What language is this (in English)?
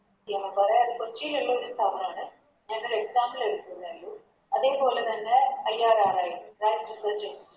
Malayalam